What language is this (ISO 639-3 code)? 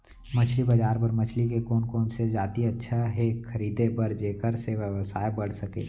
hne